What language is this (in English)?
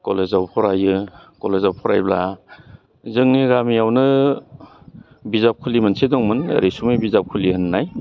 Bodo